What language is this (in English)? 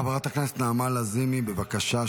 Hebrew